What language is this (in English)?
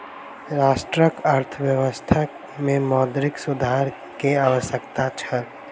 Maithili